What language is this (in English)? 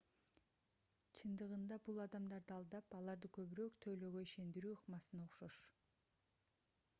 Kyrgyz